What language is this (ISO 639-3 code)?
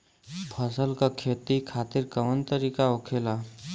bho